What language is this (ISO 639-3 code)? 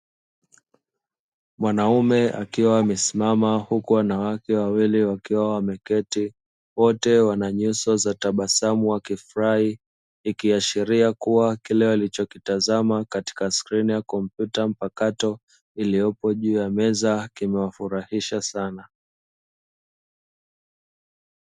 swa